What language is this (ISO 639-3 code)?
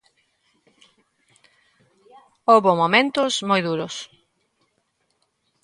glg